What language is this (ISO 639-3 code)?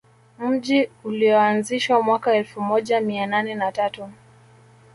swa